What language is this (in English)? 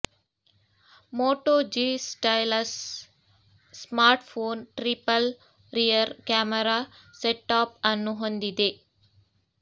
Kannada